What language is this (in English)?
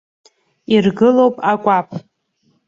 Abkhazian